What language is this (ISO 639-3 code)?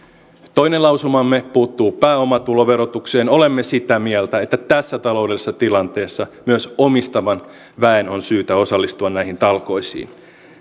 fin